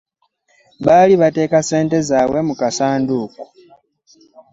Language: Ganda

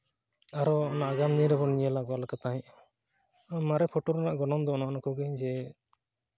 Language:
Santali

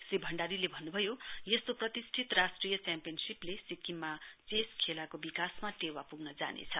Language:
Nepali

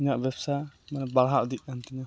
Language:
Santali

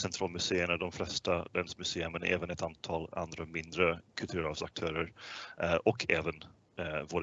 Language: Swedish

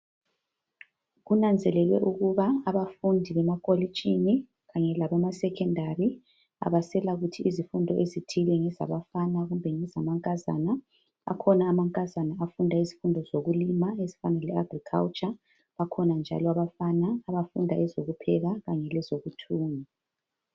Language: North Ndebele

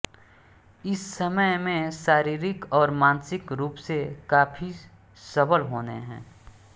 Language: Hindi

